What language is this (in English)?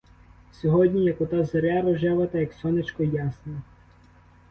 Ukrainian